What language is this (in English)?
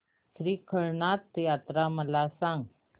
Marathi